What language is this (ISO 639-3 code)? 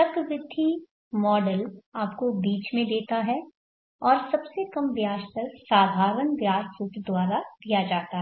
hin